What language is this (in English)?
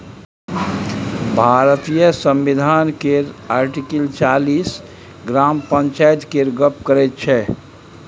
Maithili